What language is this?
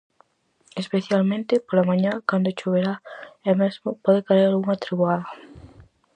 Galician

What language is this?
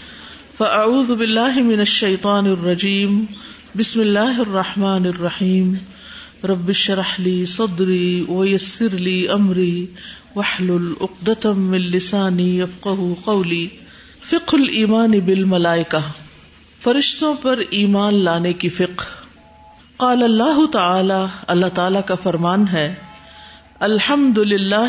Urdu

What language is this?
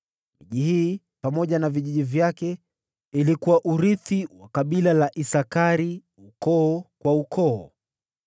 Swahili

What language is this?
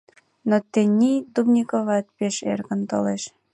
Mari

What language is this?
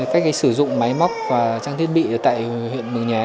Vietnamese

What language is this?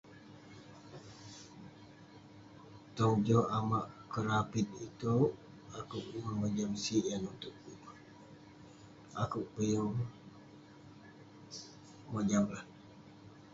Western Penan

